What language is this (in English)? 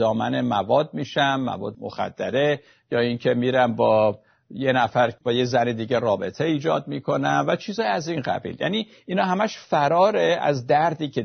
Persian